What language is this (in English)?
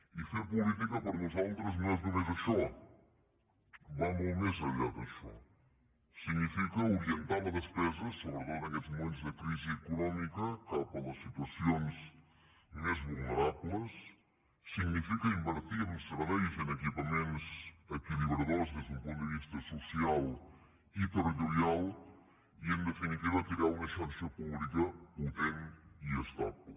Catalan